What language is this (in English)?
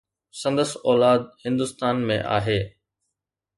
Sindhi